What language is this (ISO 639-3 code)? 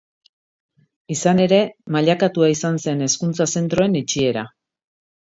eus